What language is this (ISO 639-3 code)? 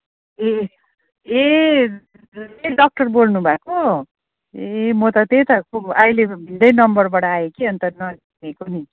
nep